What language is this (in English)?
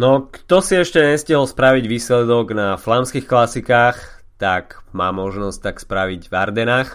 Slovak